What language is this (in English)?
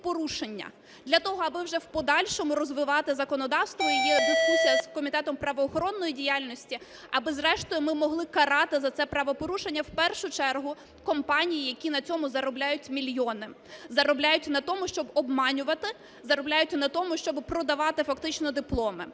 Ukrainian